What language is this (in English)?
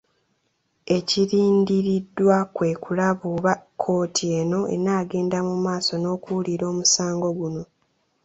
Ganda